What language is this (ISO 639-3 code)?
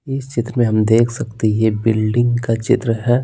hin